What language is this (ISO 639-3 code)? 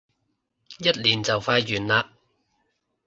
yue